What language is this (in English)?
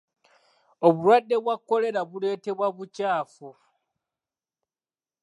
Ganda